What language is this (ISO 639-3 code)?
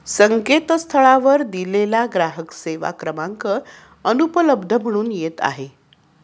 mar